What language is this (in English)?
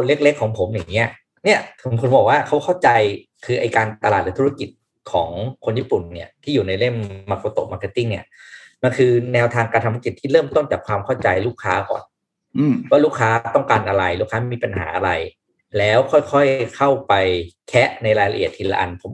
Thai